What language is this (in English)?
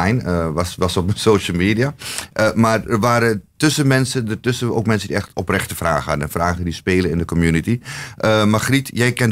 Dutch